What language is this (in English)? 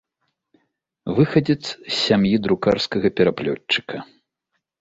Belarusian